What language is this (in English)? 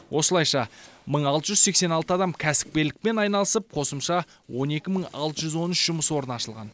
Kazakh